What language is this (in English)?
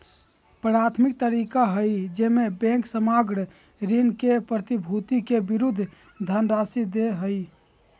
Magahi